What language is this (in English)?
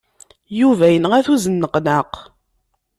Kabyle